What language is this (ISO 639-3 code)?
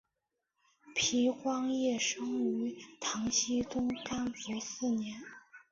zho